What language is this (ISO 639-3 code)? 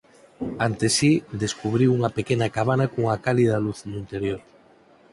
glg